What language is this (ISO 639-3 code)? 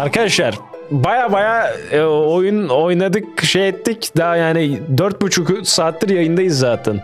tur